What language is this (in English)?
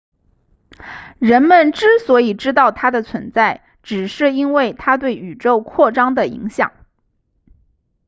Chinese